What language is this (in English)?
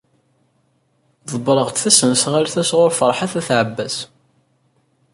Kabyle